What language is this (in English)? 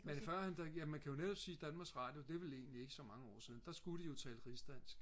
Danish